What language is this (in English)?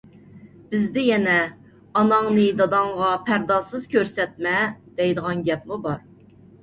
Uyghur